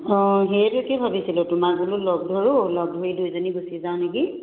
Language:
Assamese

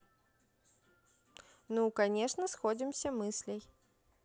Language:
Russian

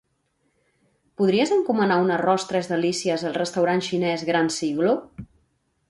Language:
Catalan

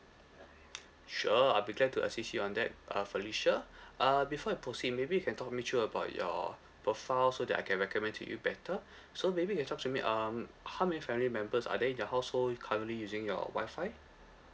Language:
English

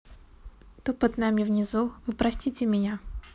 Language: Russian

